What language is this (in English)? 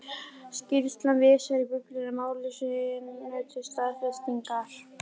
Icelandic